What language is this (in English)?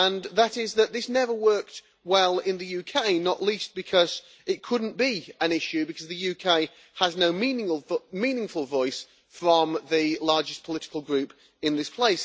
English